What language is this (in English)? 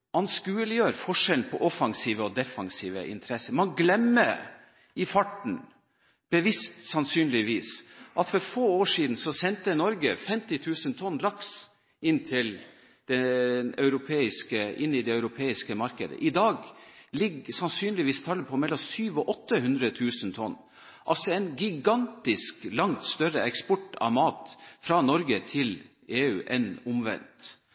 Norwegian Bokmål